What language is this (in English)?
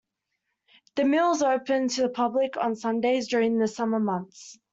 English